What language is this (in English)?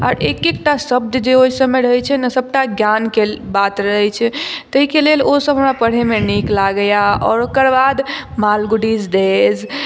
Maithili